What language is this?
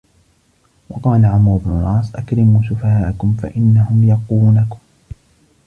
Arabic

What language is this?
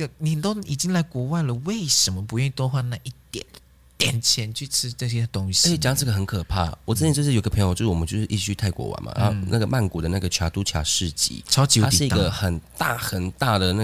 Chinese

